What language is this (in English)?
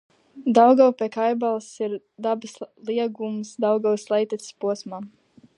Latvian